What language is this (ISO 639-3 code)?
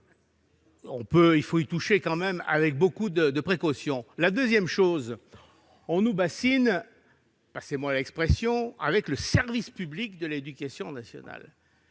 fra